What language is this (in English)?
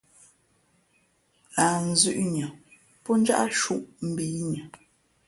Fe'fe'